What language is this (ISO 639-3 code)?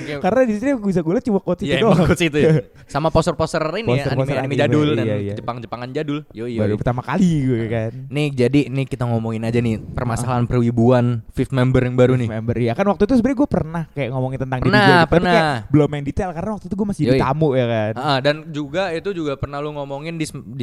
ind